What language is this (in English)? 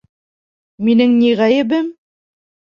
Bashkir